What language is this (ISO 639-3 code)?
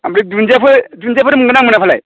brx